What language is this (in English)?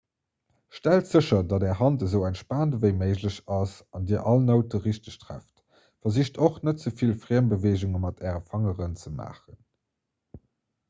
Luxembourgish